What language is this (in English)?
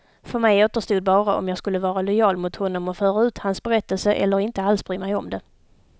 Swedish